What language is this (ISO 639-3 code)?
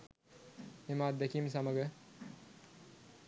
sin